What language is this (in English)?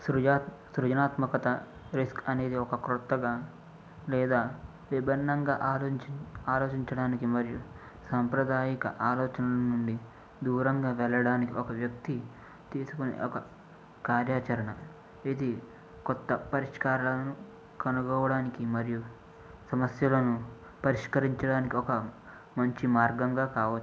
Telugu